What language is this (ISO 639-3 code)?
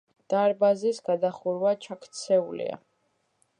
kat